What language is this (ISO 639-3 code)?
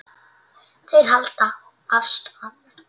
isl